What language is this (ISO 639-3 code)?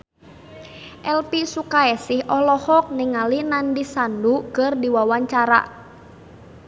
sun